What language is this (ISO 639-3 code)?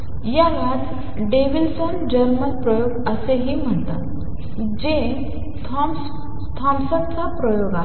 mar